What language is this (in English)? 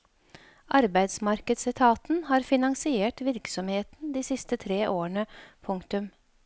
Norwegian